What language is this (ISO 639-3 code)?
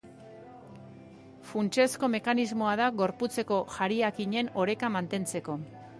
eus